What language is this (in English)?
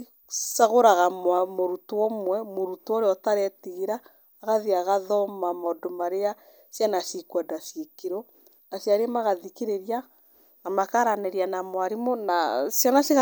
Kikuyu